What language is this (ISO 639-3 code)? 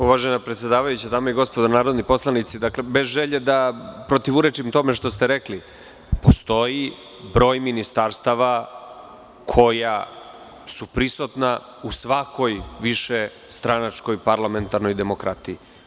srp